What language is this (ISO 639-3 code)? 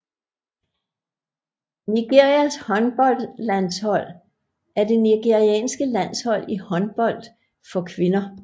dan